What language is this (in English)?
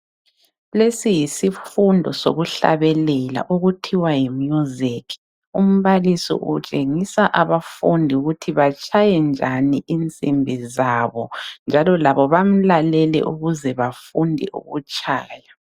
North Ndebele